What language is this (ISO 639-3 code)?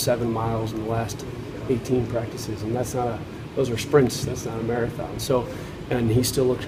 eng